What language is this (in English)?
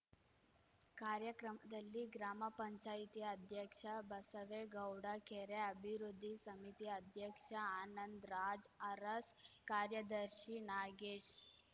Kannada